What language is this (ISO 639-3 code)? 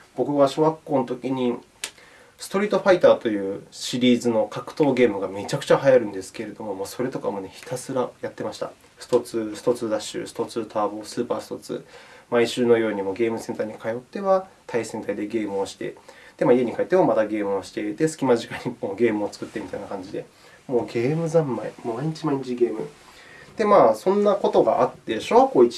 jpn